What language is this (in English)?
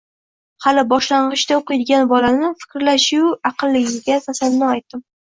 Uzbek